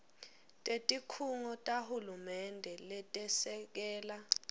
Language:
Swati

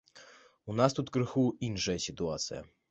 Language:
Belarusian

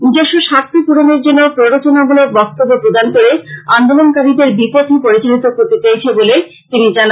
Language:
Bangla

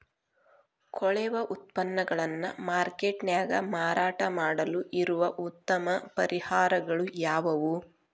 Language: Kannada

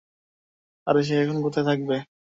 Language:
Bangla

